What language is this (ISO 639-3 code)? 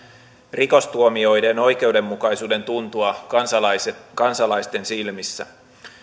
fin